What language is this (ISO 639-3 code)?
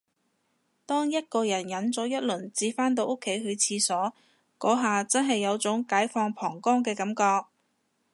yue